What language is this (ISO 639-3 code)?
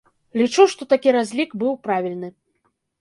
bel